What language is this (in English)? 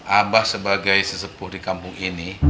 Indonesian